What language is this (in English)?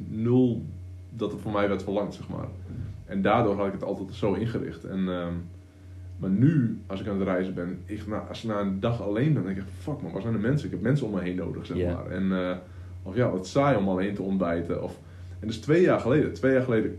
Dutch